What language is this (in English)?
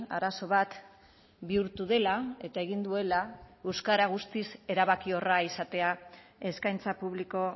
Basque